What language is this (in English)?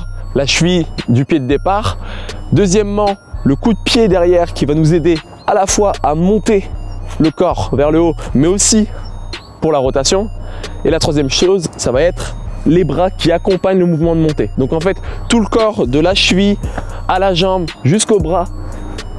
French